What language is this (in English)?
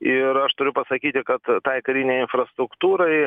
Lithuanian